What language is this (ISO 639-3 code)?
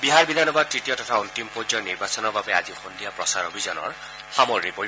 asm